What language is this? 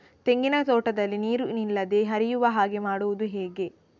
Kannada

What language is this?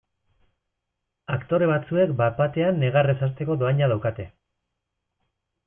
Basque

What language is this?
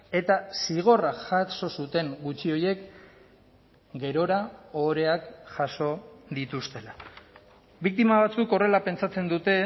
Basque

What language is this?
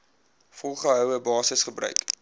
Afrikaans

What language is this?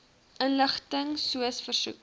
Afrikaans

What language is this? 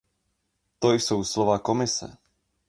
Czech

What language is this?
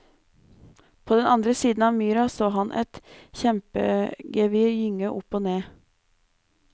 Norwegian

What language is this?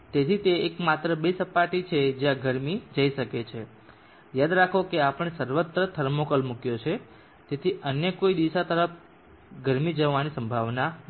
Gujarati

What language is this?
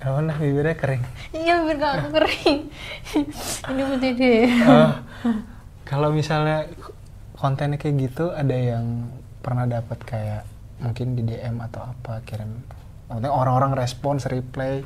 Indonesian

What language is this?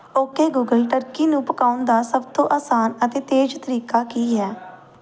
Punjabi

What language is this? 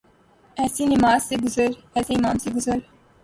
Urdu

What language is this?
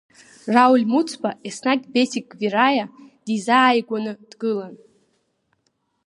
Abkhazian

